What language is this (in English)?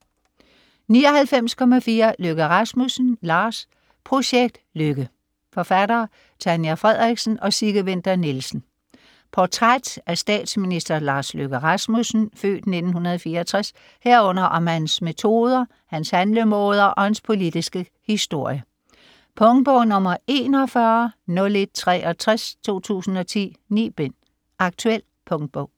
Danish